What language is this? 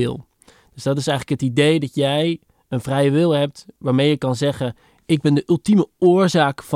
Dutch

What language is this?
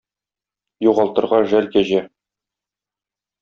Tatar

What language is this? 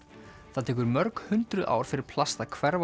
Icelandic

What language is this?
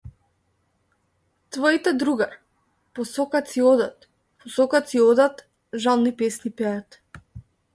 Macedonian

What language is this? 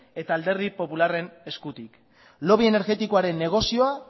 Basque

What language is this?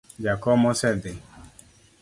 Luo (Kenya and Tanzania)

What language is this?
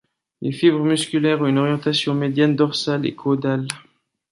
French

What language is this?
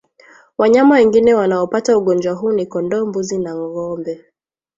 Swahili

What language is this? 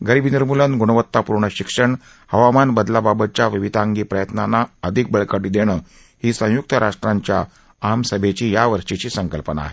Marathi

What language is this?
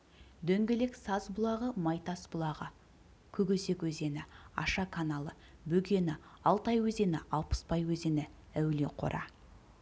Kazakh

